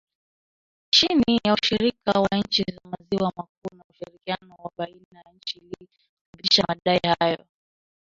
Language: Swahili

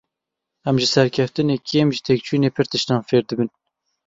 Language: Kurdish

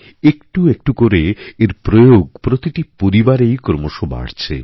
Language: Bangla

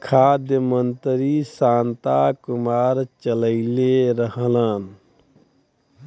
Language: Bhojpuri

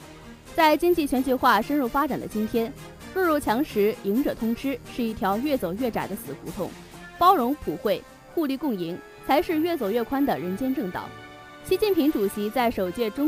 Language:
Chinese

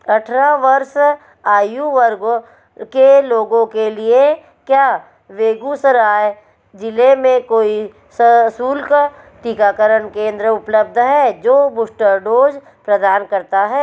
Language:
Hindi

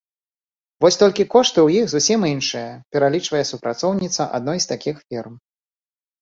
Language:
Belarusian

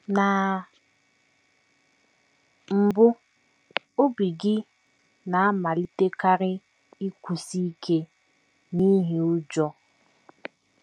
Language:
Igbo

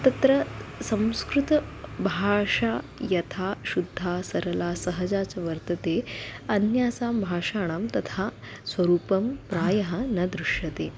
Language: Sanskrit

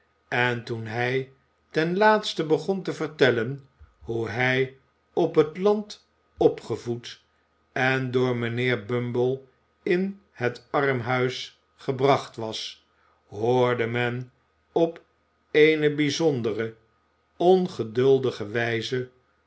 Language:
Dutch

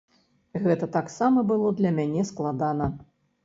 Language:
Belarusian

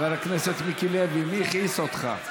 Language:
Hebrew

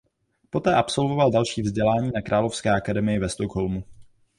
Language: Czech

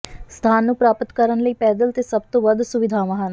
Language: Punjabi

